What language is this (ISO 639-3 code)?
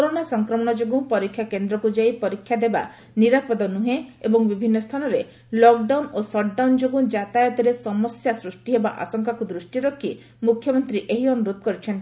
ori